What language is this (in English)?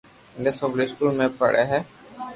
Loarki